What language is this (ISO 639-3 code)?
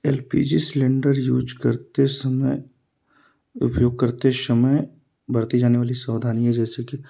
hin